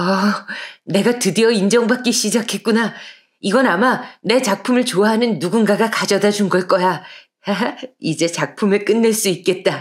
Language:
Korean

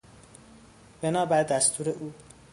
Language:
Persian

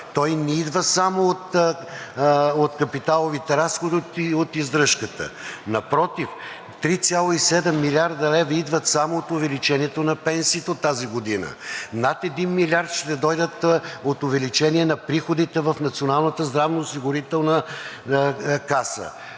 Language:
Bulgarian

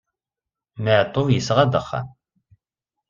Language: Kabyle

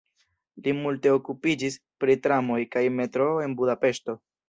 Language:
Esperanto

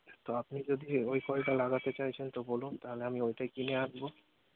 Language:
Bangla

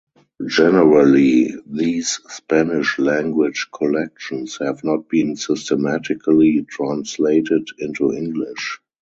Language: English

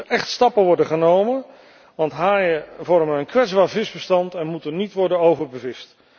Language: Dutch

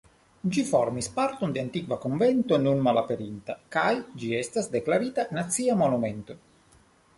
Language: Esperanto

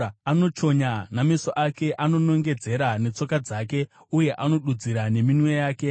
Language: Shona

